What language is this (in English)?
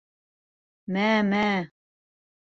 Bashkir